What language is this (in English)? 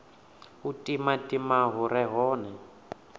Venda